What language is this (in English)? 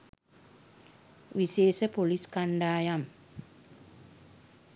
Sinhala